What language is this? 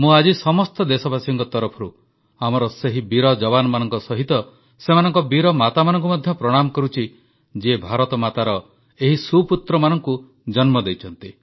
Odia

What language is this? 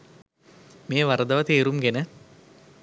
Sinhala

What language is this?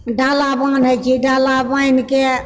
Maithili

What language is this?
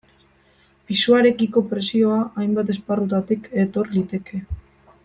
Basque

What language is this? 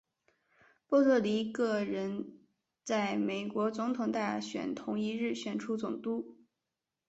Chinese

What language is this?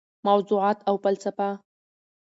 Pashto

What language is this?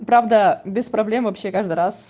Russian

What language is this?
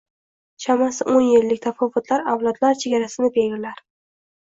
Uzbek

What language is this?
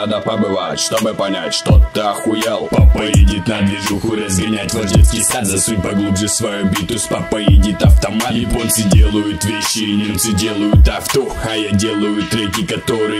Russian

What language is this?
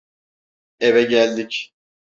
Turkish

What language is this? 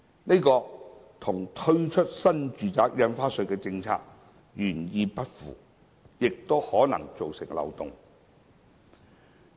Cantonese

